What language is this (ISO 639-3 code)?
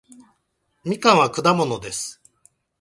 jpn